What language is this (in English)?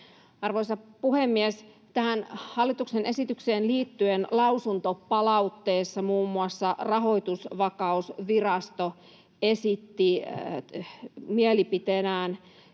Finnish